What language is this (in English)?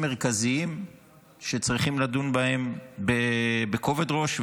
Hebrew